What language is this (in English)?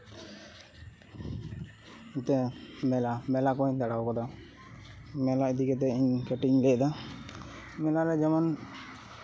Santali